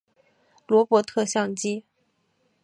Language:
Chinese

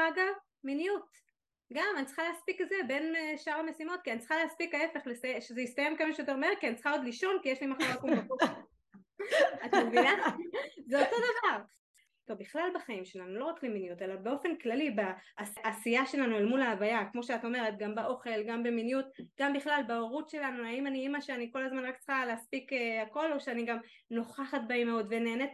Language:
Hebrew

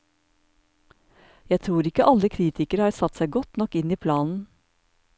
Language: Norwegian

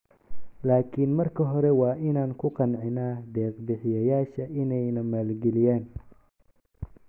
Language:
Somali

